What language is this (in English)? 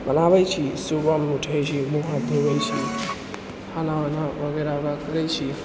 Maithili